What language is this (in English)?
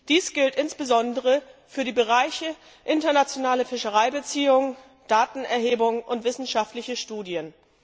German